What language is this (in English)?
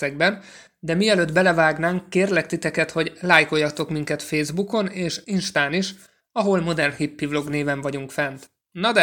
Hungarian